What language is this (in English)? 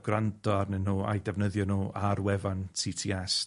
Welsh